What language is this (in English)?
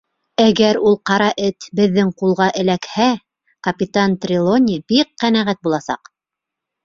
Bashkir